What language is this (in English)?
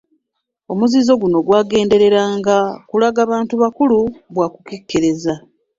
Ganda